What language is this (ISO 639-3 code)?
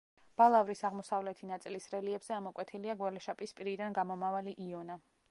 kat